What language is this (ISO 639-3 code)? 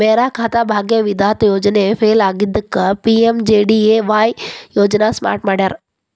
kan